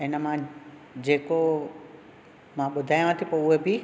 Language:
Sindhi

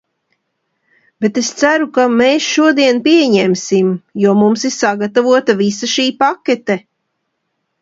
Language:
Latvian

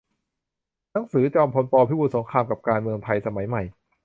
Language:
Thai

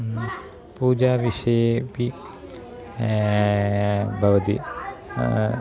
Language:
Sanskrit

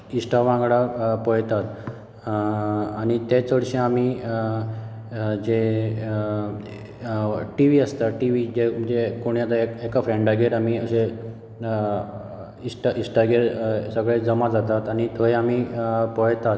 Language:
Konkani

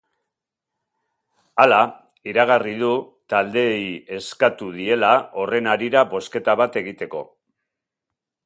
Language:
Basque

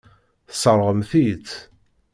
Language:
Kabyle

